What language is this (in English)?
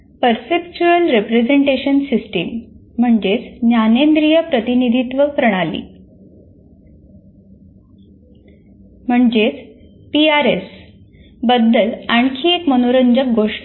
Marathi